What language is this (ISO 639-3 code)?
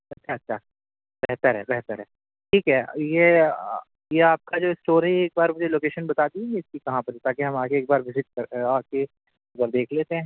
urd